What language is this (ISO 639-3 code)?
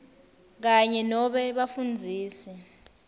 ssw